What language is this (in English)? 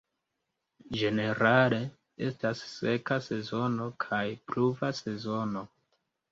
Esperanto